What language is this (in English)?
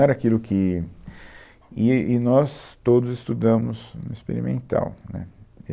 Portuguese